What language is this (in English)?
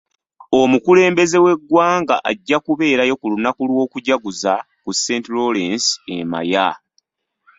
Ganda